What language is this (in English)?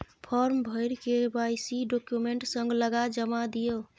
Maithili